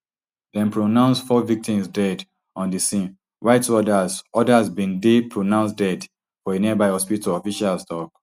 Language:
Nigerian Pidgin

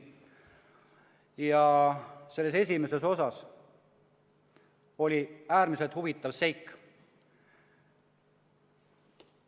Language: Estonian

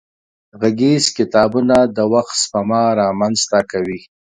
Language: Pashto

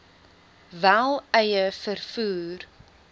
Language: Afrikaans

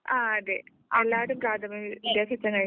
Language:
Malayalam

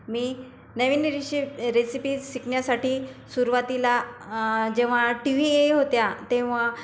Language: Marathi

